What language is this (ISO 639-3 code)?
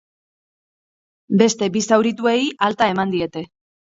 eus